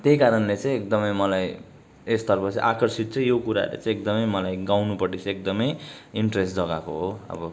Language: Nepali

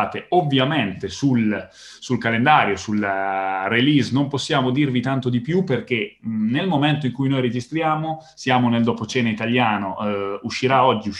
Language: Italian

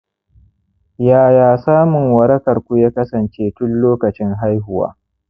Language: Hausa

